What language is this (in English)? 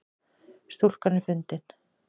Icelandic